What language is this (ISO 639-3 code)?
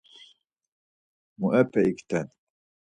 lzz